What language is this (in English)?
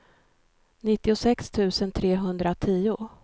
Swedish